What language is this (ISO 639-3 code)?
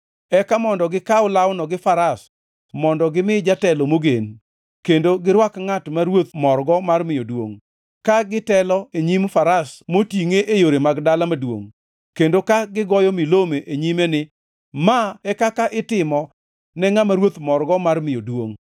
luo